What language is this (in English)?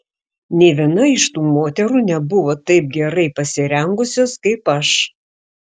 Lithuanian